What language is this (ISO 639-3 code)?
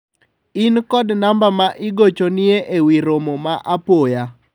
luo